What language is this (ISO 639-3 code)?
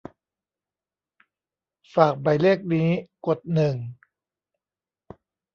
tha